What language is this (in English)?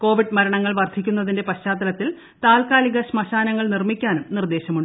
Malayalam